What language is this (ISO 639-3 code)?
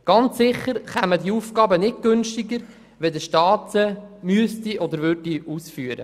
gsw